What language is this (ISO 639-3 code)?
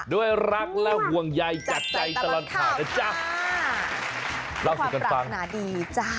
tha